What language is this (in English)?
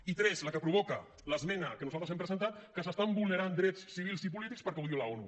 Catalan